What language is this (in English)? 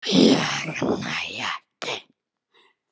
Icelandic